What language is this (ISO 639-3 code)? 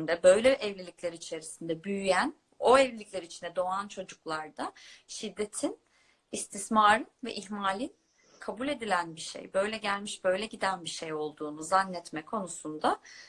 tur